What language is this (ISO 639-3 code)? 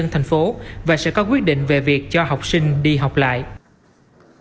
vie